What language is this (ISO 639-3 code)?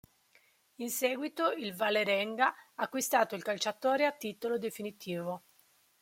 ita